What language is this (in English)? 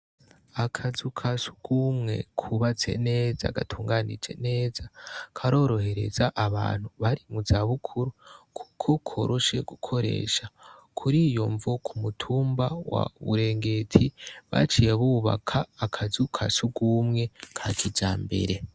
Rundi